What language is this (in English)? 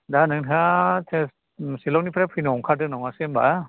Bodo